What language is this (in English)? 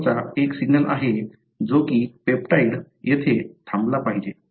Marathi